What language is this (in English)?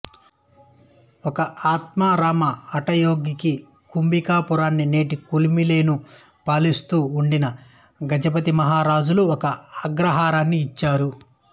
Telugu